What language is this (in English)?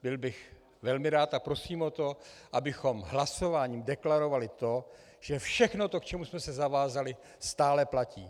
Czech